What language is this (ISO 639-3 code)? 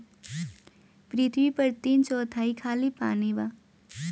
bho